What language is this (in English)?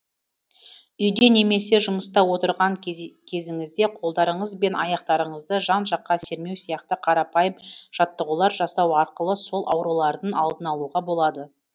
Kazakh